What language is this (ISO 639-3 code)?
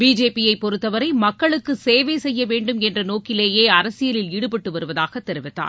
tam